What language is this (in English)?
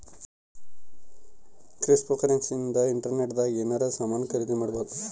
Kannada